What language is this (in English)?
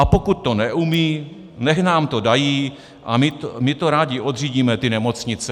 Czech